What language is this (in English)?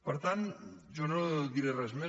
Catalan